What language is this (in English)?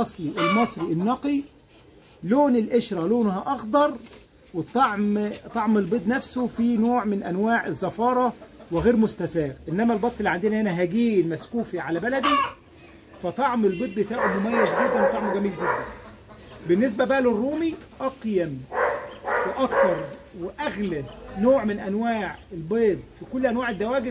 Arabic